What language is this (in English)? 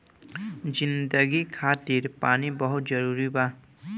Bhojpuri